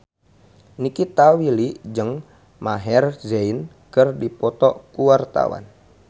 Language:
Sundanese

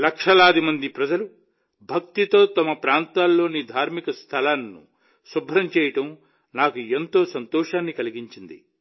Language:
Telugu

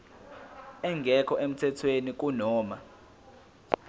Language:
Zulu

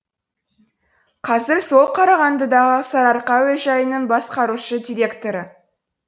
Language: Kazakh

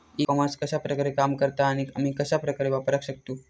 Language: Marathi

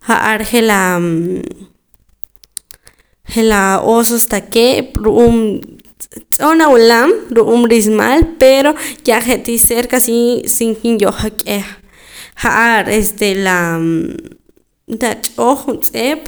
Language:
Poqomam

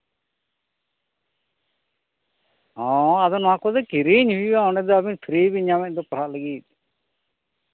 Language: Santali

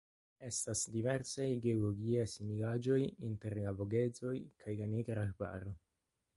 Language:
Esperanto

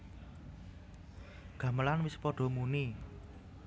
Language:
Javanese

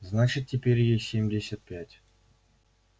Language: Russian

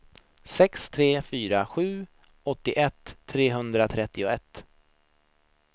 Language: Swedish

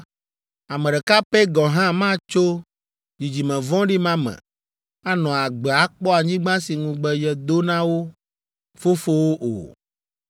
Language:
Ewe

